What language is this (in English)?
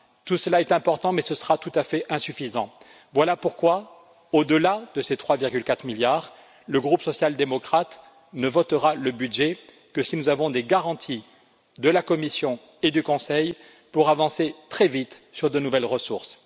French